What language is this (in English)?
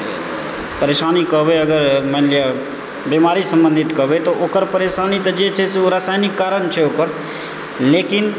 Maithili